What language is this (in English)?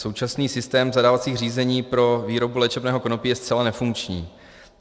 Czech